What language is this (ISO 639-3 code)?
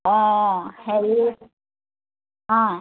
asm